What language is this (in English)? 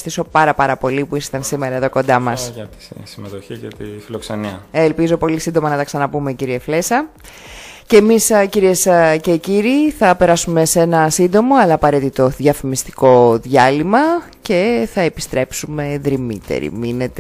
Greek